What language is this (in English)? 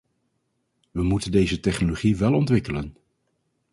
Dutch